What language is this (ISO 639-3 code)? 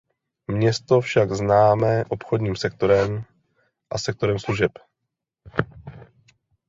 ces